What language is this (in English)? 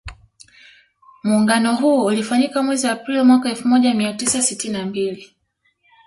Swahili